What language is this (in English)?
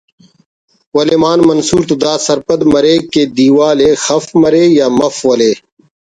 Brahui